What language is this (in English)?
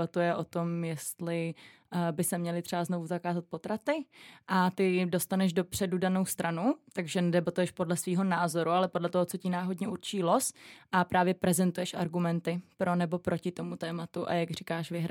Czech